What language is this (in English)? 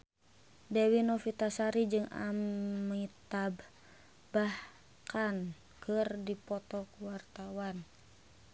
Sundanese